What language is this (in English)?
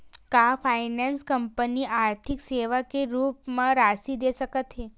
Chhattisgarhi